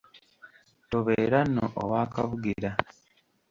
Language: Ganda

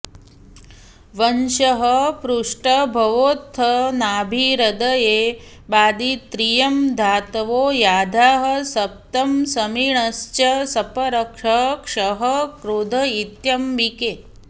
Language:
Sanskrit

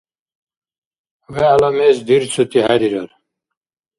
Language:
Dargwa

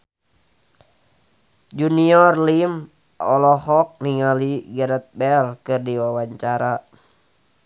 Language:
Sundanese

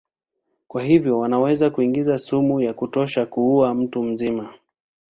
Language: Swahili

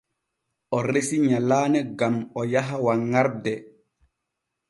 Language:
Borgu Fulfulde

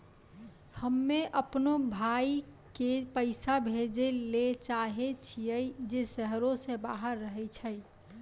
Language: Maithili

